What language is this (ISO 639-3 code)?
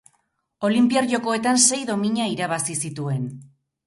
eus